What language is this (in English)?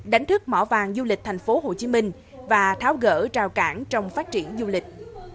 Vietnamese